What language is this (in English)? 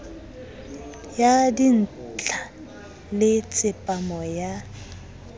Southern Sotho